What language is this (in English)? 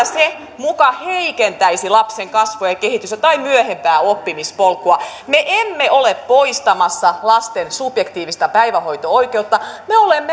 Finnish